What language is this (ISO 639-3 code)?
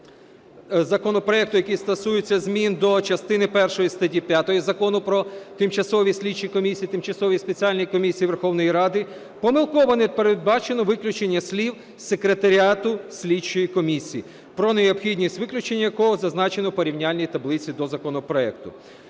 ukr